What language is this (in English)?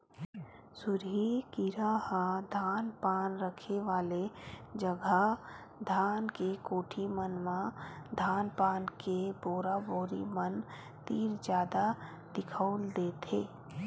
Chhattisgarhi